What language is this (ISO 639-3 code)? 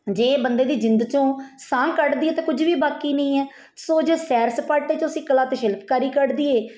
pan